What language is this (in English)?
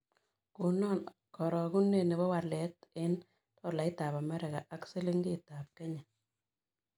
Kalenjin